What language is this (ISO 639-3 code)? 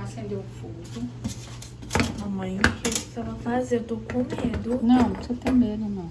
por